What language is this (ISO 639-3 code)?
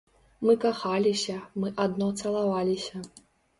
bel